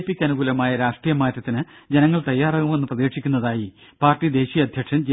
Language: Malayalam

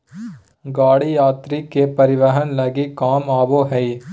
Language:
Magahi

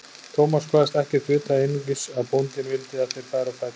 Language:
Icelandic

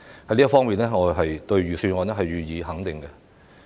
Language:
Cantonese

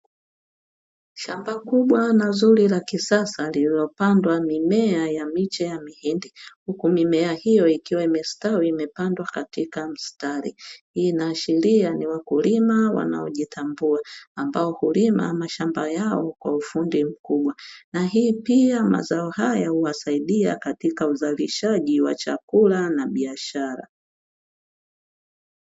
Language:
Swahili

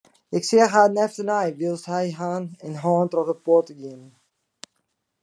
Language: Western Frisian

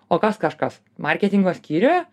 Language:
Lithuanian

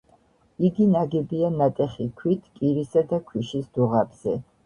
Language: Georgian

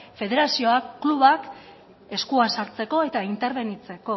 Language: Basque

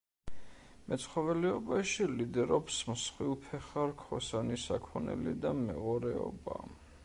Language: Georgian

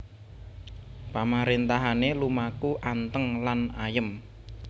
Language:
Javanese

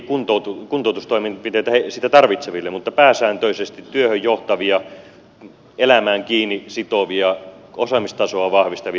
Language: Finnish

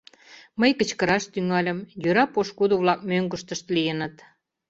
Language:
Mari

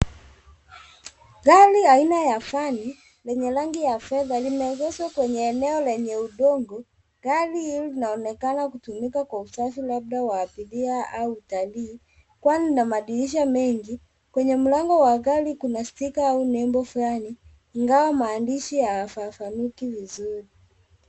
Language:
Swahili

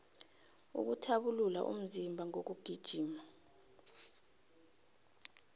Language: South Ndebele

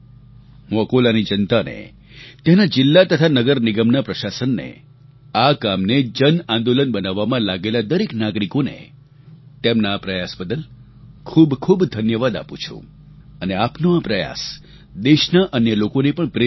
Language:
Gujarati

